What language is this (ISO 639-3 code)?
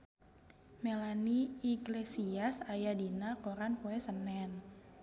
sun